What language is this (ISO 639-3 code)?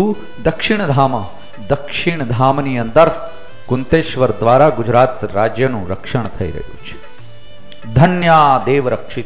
guj